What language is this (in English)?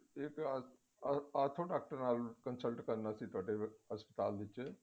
Punjabi